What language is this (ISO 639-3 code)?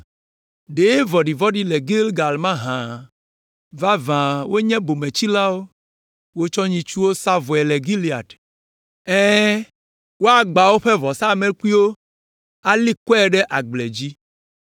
ewe